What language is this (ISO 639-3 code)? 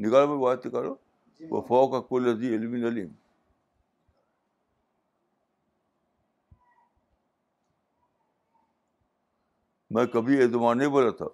urd